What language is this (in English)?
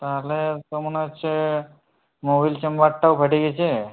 Bangla